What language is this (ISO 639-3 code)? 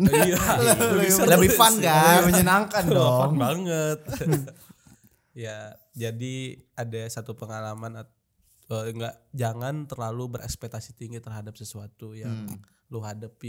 ind